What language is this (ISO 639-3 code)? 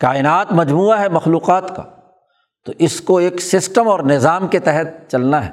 urd